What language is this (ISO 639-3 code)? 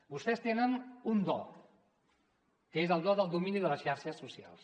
cat